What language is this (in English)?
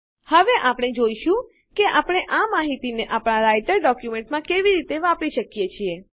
Gujarati